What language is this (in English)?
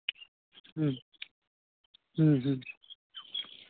Santali